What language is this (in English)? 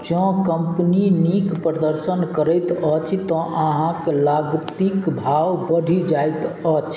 Maithili